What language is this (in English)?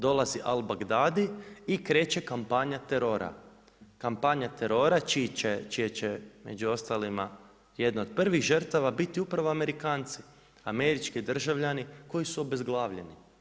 Croatian